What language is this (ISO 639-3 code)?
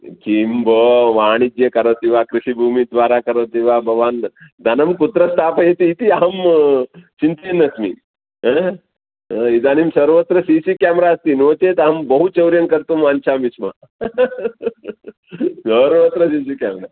san